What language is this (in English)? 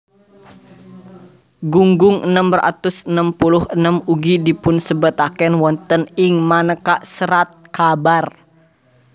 Javanese